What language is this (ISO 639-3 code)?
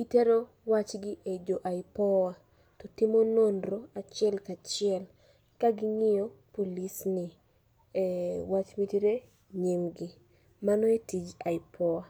luo